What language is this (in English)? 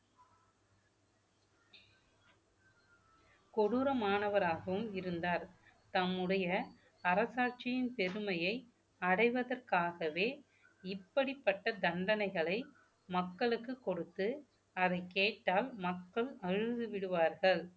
Tamil